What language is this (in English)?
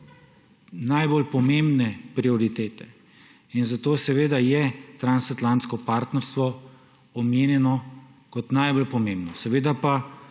Slovenian